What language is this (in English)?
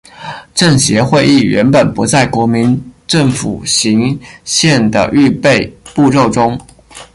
Chinese